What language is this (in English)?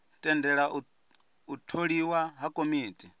Venda